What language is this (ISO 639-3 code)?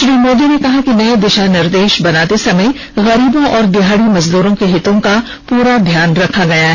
hin